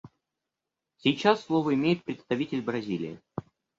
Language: Russian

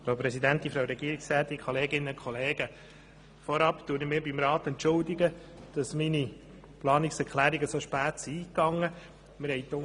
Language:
Swiss German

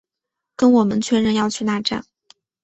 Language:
Chinese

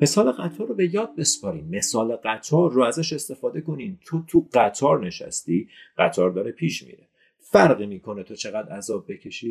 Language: Persian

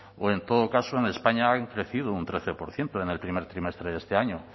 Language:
Spanish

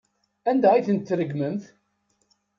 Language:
Kabyle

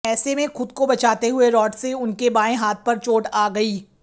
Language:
Hindi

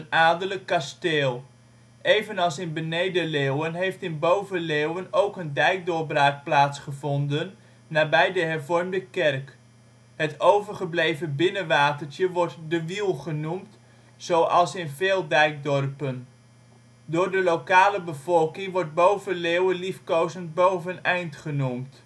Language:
Dutch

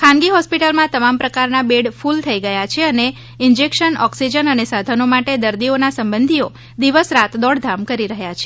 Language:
Gujarati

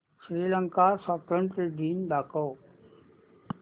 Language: Marathi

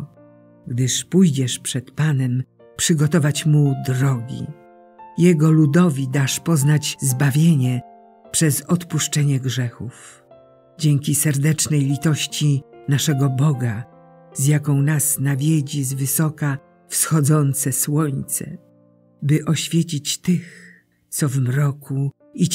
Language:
Polish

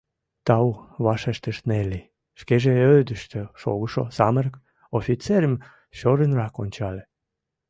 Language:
Mari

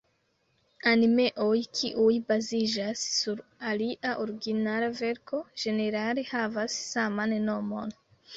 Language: Esperanto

